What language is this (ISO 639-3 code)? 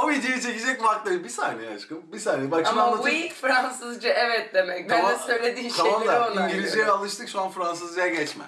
tur